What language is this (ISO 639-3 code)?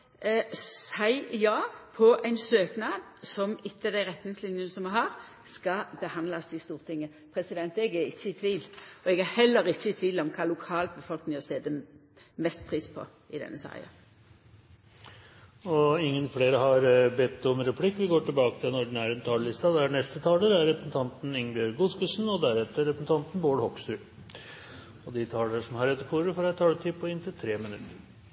nor